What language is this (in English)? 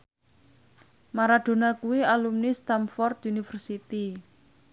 Javanese